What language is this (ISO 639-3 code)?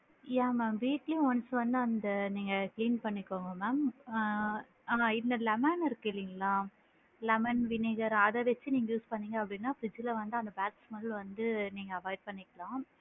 tam